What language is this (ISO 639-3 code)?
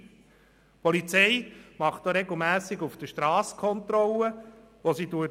gsw